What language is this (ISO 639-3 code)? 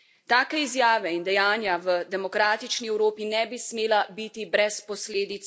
slv